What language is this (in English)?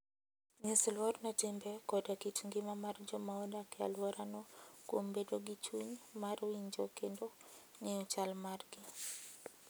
Luo (Kenya and Tanzania)